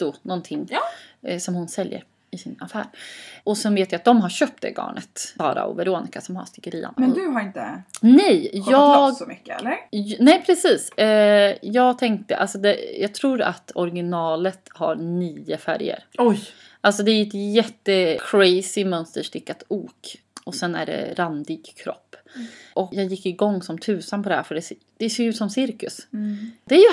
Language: Swedish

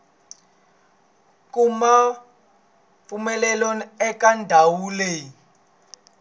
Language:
Tsonga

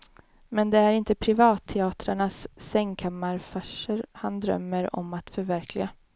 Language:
Swedish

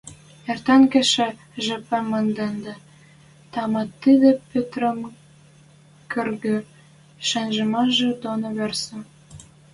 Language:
Western Mari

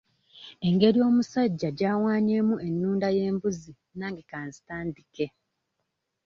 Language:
Ganda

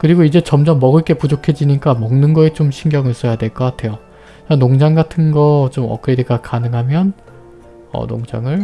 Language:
Korean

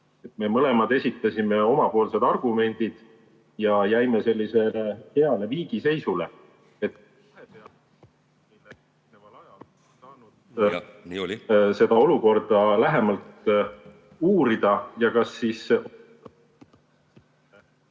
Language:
Estonian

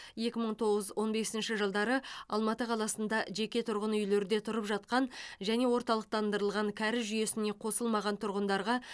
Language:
Kazakh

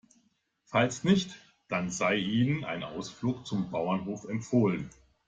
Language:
German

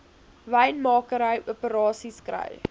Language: Afrikaans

